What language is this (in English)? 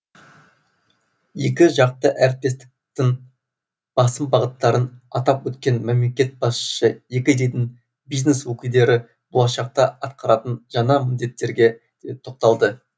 Kazakh